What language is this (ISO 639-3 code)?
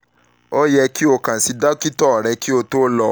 yor